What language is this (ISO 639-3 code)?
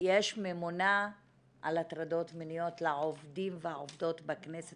heb